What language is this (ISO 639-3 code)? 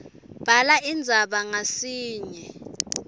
ssw